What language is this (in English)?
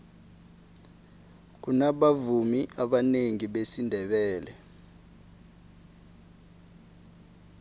South Ndebele